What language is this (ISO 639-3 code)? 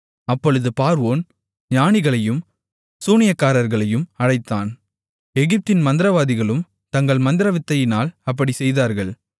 tam